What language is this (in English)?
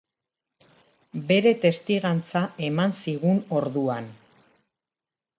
Basque